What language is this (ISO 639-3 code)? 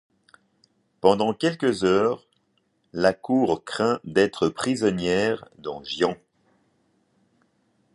fra